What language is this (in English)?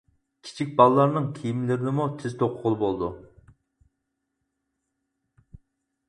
Uyghur